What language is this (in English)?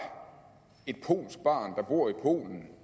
Danish